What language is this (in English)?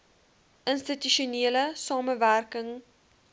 Afrikaans